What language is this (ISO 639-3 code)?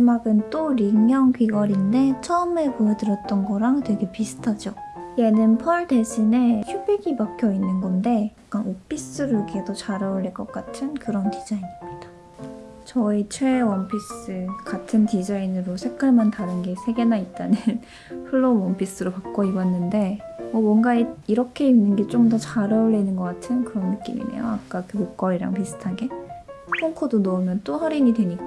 kor